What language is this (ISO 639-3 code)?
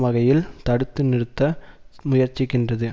tam